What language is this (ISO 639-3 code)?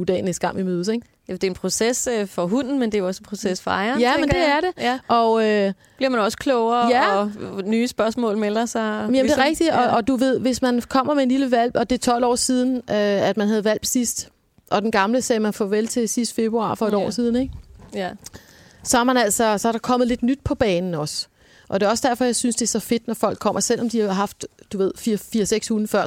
dan